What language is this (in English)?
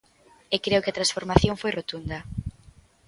Galician